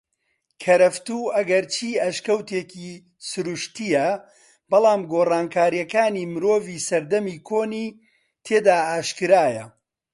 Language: Central Kurdish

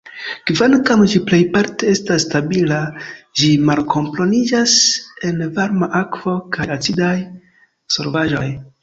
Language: Esperanto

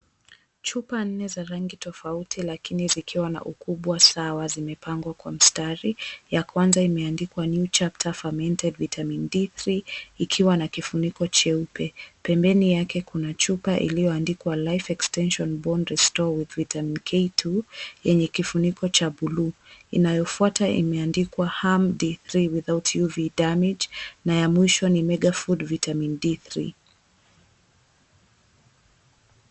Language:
Swahili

